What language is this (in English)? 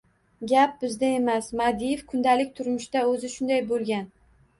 Uzbek